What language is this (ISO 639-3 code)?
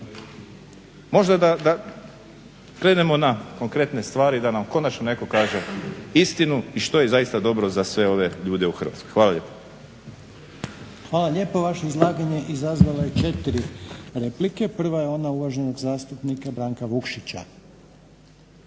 hrv